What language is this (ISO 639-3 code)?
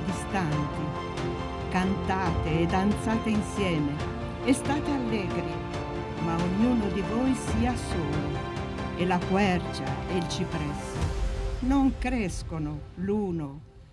ita